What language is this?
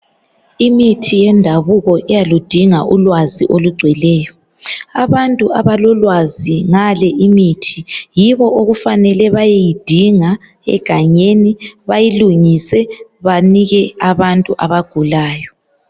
North Ndebele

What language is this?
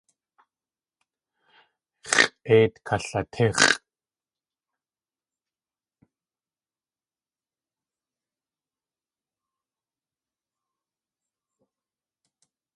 Tlingit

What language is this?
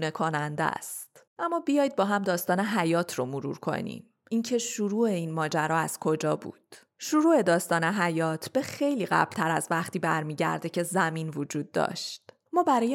Persian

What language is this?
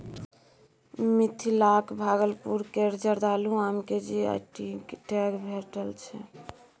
Maithili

